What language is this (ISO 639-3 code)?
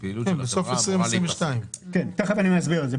heb